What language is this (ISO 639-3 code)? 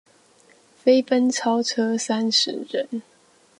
zho